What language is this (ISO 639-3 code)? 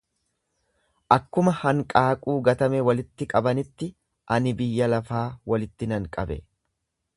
orm